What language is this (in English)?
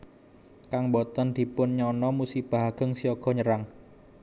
Javanese